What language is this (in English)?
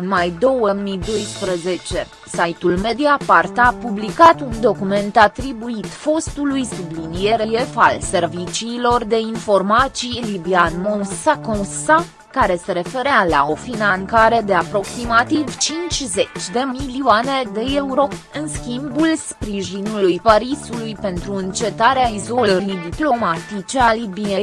Romanian